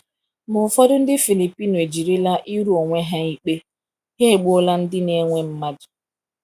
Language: Igbo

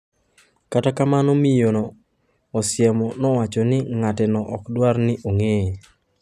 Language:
Luo (Kenya and Tanzania)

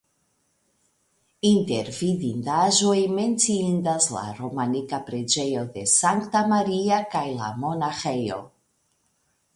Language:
Esperanto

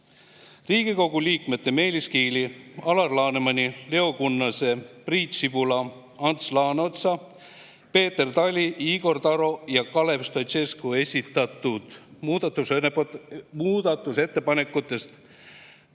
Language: Estonian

